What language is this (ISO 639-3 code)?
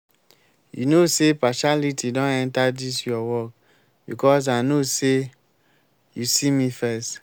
pcm